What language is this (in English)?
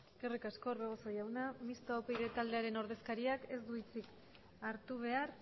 Basque